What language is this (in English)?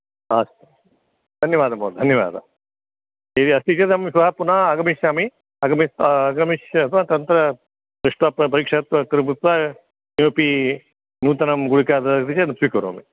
Sanskrit